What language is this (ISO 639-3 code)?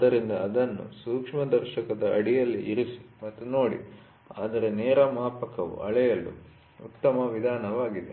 kan